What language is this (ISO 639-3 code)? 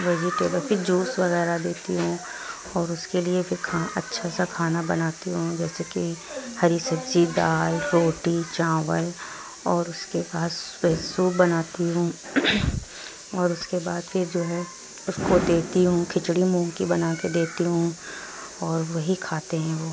urd